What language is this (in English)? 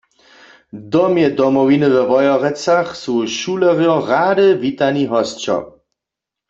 Upper Sorbian